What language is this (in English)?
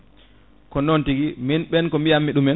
Fula